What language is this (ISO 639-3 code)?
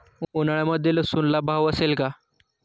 mar